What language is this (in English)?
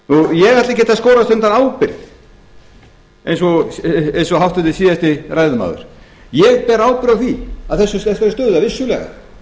Icelandic